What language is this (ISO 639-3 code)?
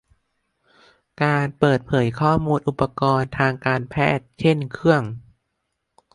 tha